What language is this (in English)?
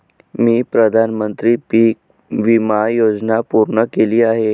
Marathi